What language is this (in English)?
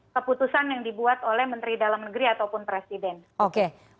Indonesian